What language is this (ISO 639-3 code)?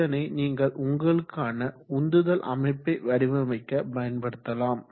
tam